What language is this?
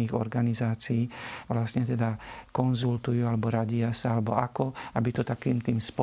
Slovak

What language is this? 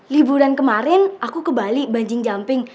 Indonesian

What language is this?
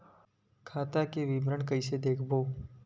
Chhattisgarhi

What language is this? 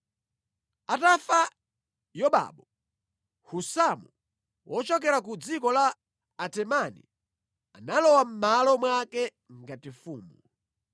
Nyanja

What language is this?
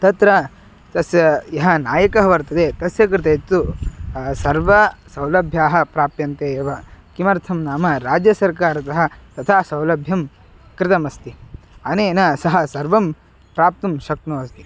Sanskrit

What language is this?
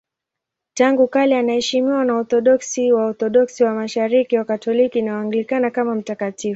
Swahili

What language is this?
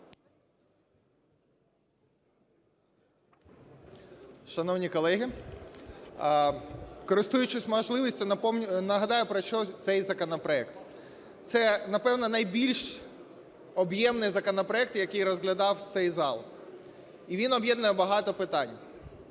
Ukrainian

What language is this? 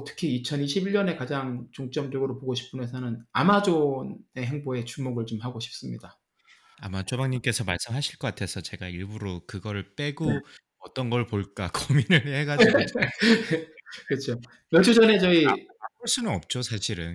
Korean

